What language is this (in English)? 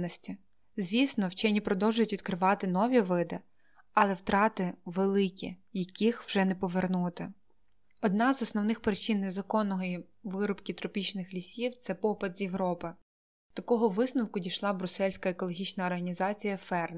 Ukrainian